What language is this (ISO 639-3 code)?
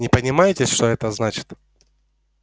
rus